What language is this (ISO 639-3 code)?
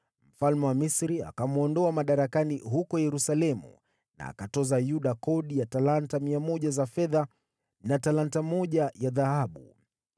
swa